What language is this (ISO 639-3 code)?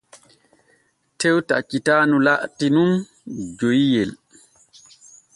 fue